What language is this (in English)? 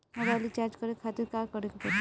Bhojpuri